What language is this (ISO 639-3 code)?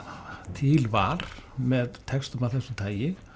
isl